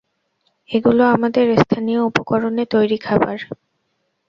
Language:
Bangla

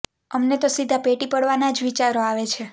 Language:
Gujarati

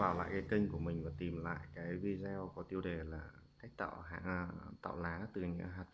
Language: Vietnamese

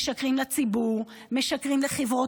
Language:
Hebrew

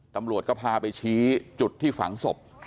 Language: Thai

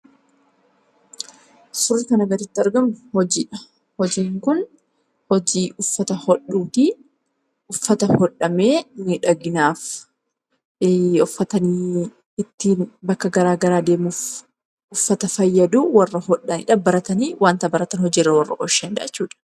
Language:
Oromo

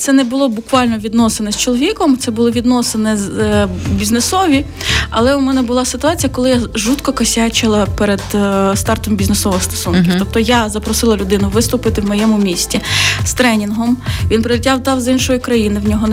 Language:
Ukrainian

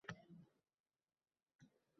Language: Uzbek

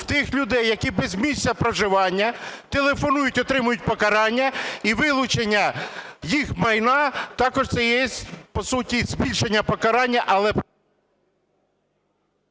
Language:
Ukrainian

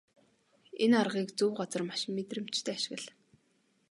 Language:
Mongolian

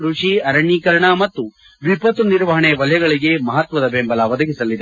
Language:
Kannada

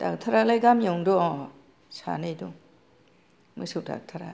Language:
Bodo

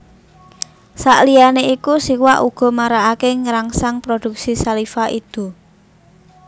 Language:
Javanese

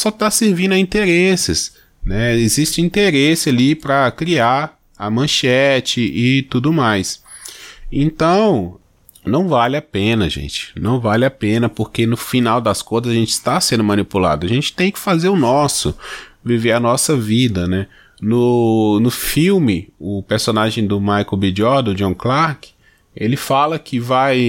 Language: Portuguese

